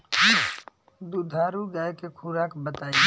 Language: Bhojpuri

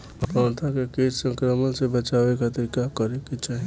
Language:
Bhojpuri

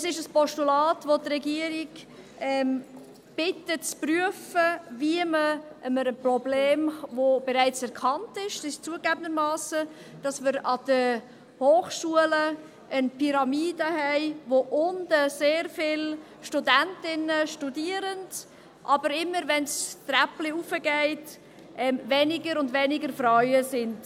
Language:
Swiss German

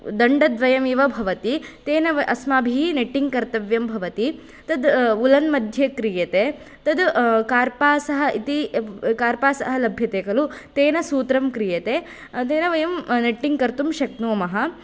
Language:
Sanskrit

